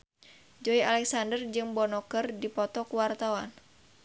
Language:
Sundanese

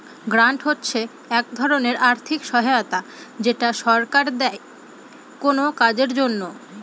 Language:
Bangla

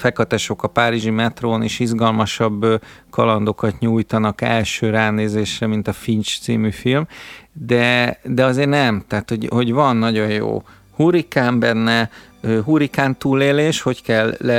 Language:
Hungarian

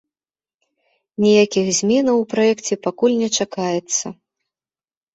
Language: Belarusian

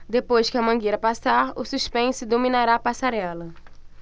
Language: Portuguese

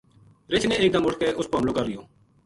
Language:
Gujari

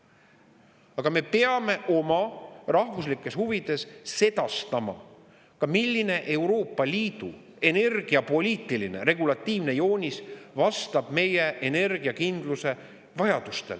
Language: Estonian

